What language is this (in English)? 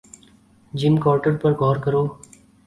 Urdu